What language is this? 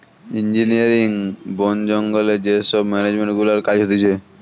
Bangla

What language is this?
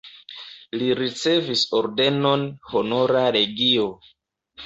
Esperanto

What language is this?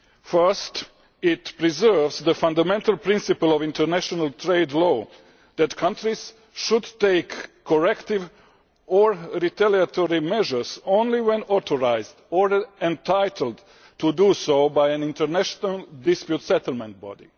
English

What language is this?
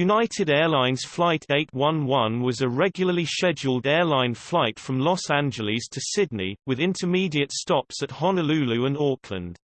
English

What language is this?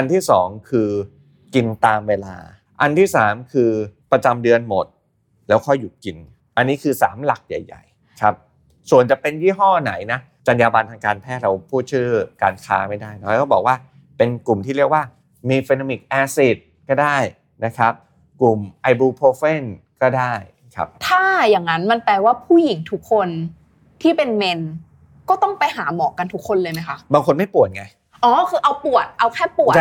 Thai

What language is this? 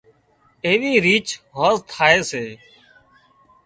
Wadiyara Koli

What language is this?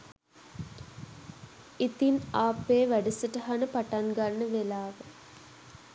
Sinhala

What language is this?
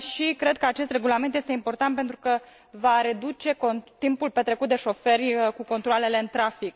Romanian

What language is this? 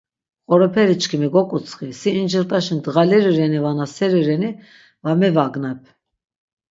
Laz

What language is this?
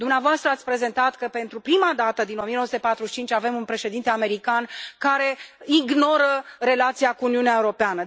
Romanian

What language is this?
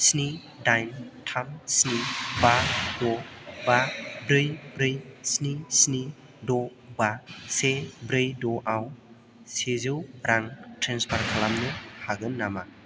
Bodo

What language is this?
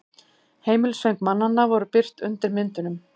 Icelandic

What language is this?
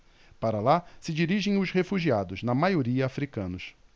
Portuguese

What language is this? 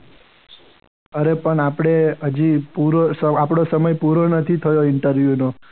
Gujarati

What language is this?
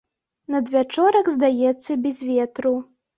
Belarusian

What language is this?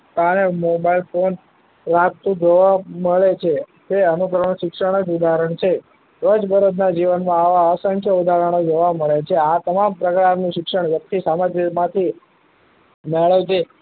Gujarati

